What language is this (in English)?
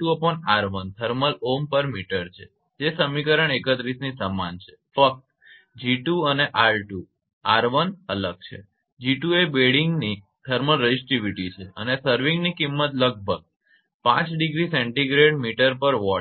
Gujarati